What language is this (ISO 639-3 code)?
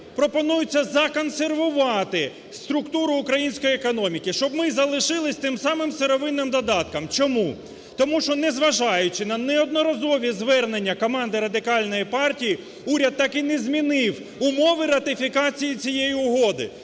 ukr